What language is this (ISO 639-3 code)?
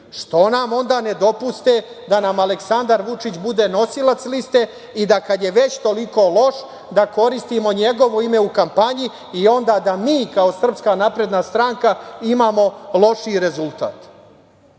srp